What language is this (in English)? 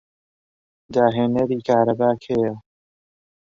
Central Kurdish